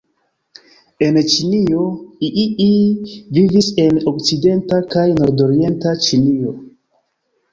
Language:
Esperanto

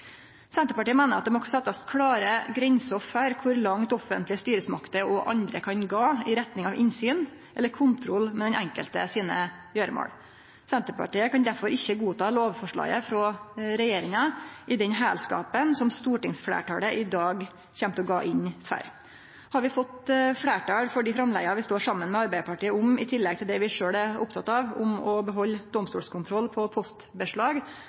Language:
Norwegian Nynorsk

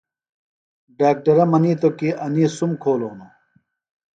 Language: Phalura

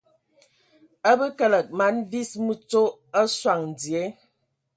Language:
Ewondo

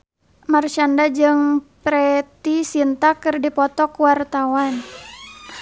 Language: Sundanese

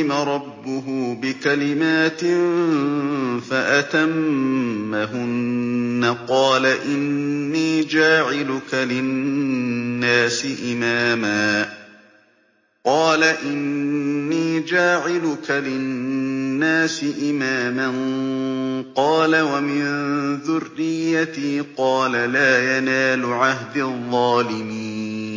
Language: Arabic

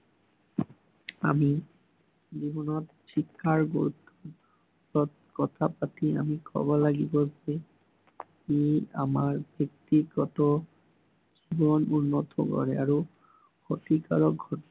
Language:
Assamese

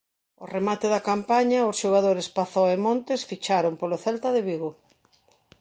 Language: Galician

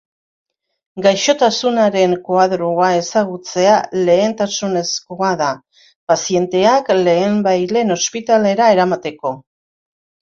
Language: Basque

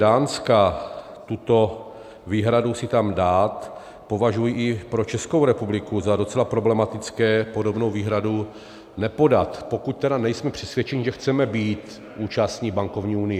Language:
Czech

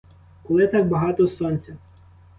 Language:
Ukrainian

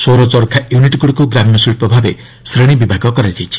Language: Odia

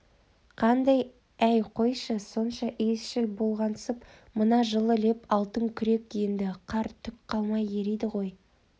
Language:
Kazakh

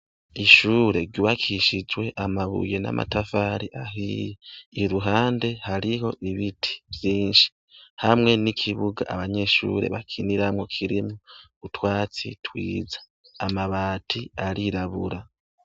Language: Rundi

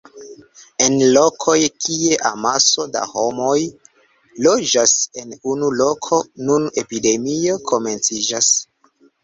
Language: Esperanto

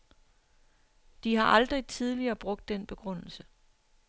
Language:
Danish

